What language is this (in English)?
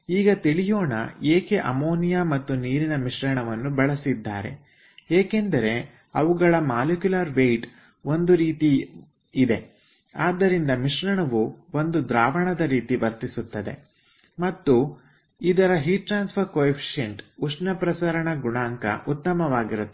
Kannada